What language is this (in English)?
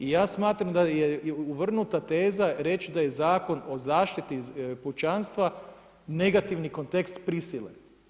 Croatian